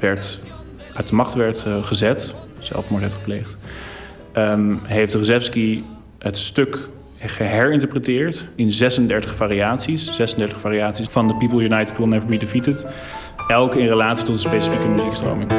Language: Dutch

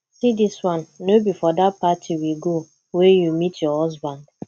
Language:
Nigerian Pidgin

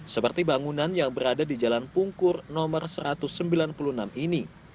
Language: Indonesian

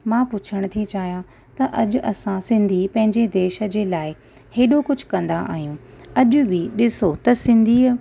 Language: Sindhi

